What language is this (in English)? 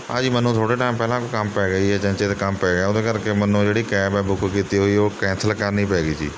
Punjabi